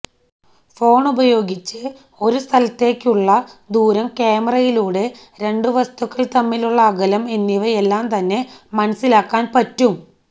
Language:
Malayalam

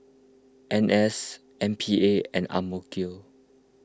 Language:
English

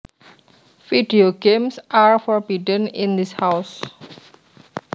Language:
Javanese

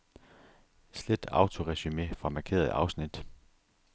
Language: Danish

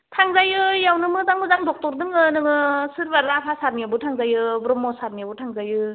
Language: Bodo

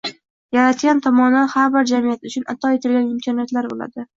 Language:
Uzbek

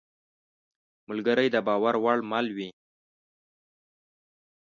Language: Pashto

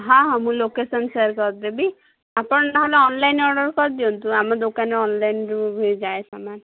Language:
Odia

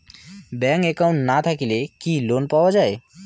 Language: Bangla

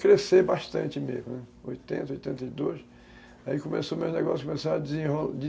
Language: Portuguese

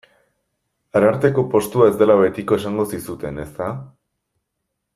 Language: Basque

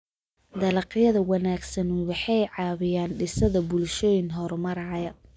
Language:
Somali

